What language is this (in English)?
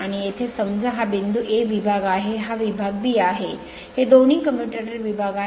Marathi